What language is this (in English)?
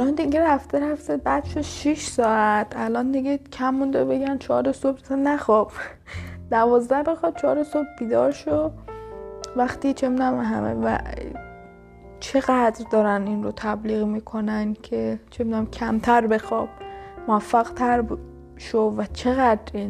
Persian